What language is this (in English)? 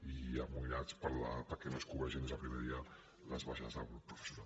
Catalan